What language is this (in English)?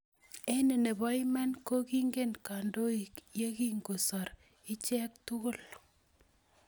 Kalenjin